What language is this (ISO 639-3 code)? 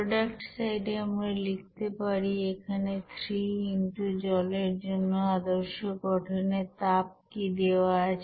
ben